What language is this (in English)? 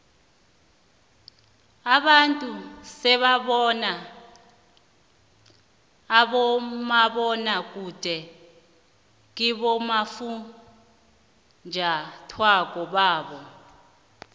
South Ndebele